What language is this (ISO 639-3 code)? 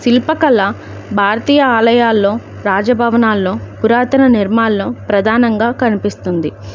tel